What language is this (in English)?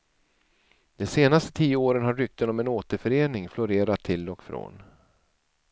Swedish